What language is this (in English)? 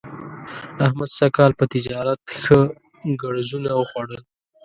Pashto